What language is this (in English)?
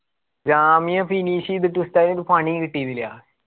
Malayalam